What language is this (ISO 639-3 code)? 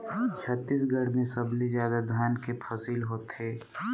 hne